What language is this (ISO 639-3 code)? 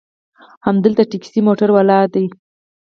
pus